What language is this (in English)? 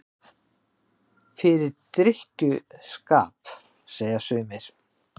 Icelandic